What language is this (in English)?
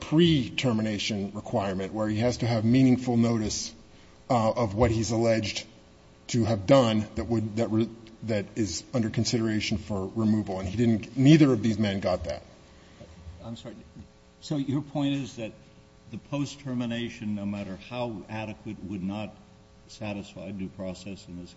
English